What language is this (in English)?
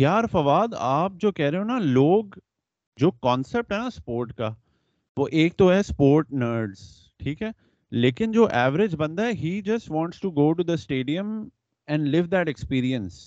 Urdu